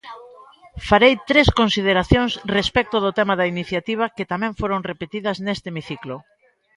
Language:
Galician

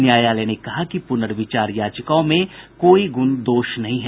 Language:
Hindi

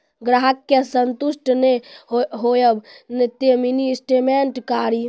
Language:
Maithili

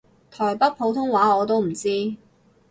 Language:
Cantonese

